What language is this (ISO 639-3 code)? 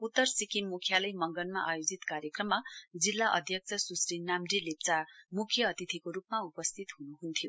nep